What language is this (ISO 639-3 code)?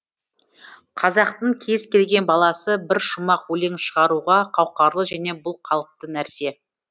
kaz